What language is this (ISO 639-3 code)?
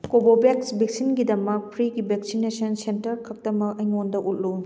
mni